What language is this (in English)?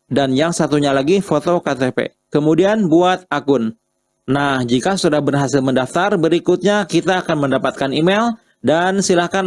Indonesian